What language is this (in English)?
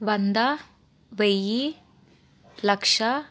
Telugu